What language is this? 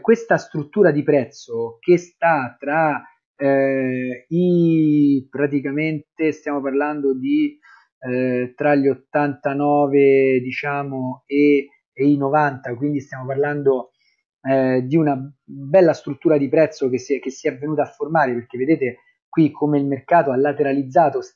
Italian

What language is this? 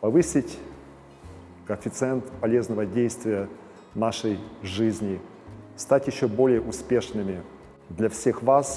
Russian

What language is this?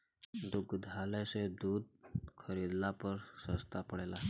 Bhojpuri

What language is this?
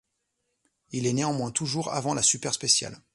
French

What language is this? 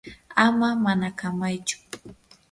Yanahuanca Pasco Quechua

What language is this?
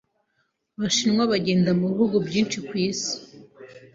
Kinyarwanda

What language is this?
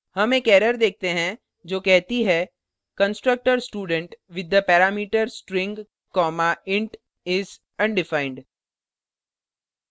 Hindi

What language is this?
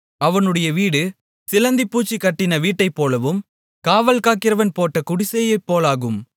Tamil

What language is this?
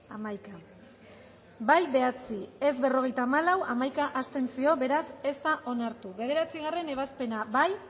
Basque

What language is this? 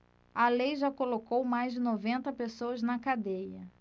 Portuguese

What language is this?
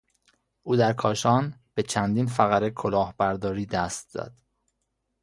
Persian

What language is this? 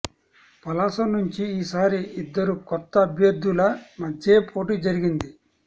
Telugu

